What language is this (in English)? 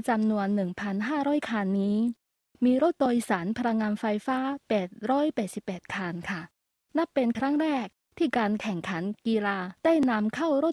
Thai